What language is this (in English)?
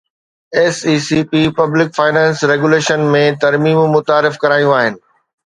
Sindhi